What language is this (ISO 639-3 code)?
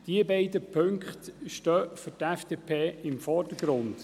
gsw